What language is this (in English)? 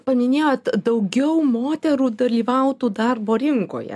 Lithuanian